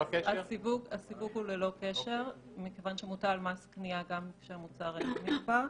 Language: Hebrew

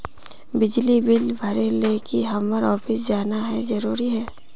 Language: Magahi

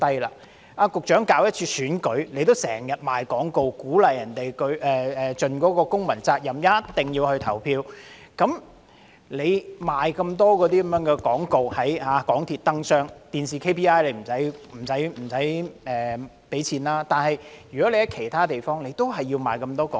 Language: Cantonese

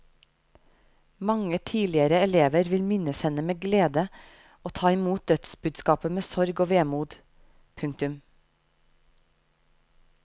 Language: Norwegian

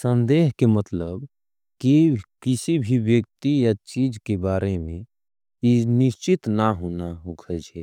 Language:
Angika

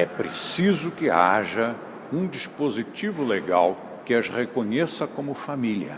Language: Portuguese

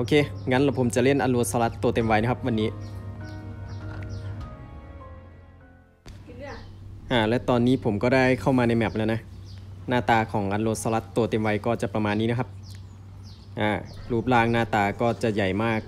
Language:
Thai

